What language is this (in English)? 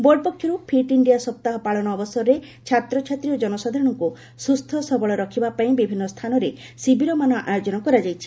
Odia